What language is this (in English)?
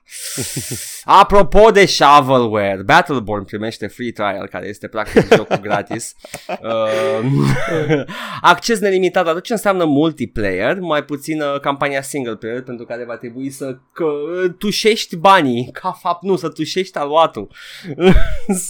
Romanian